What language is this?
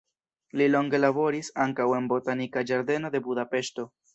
Esperanto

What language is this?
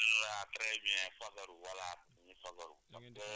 Wolof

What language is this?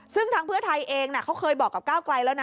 Thai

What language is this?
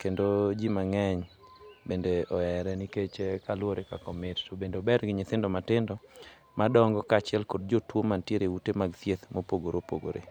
Luo (Kenya and Tanzania)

